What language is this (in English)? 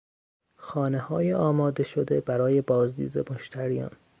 Persian